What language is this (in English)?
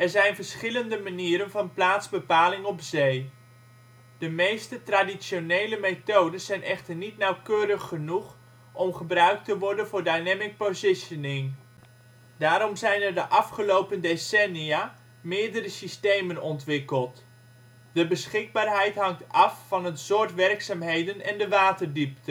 Dutch